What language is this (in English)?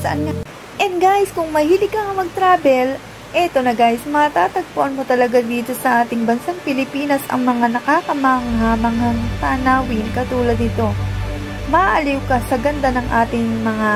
Filipino